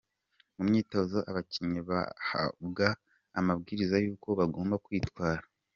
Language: Kinyarwanda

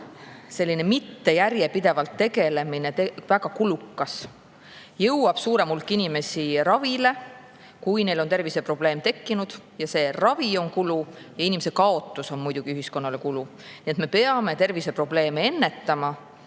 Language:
Estonian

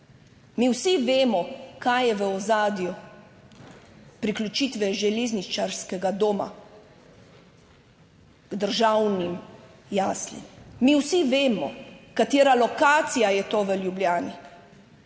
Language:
Slovenian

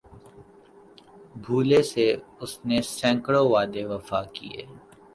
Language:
Urdu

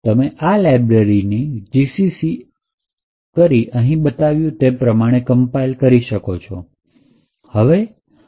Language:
Gujarati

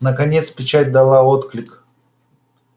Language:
Russian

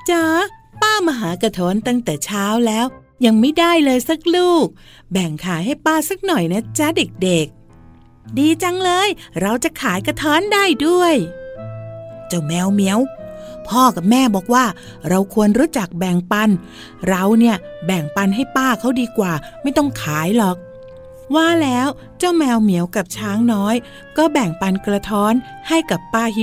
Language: Thai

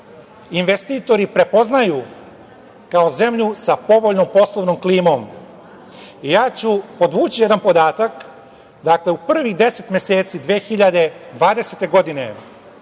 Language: Serbian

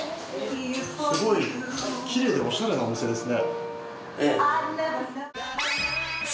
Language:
Japanese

